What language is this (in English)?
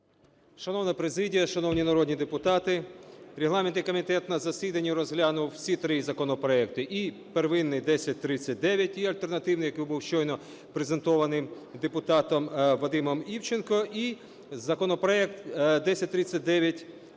Ukrainian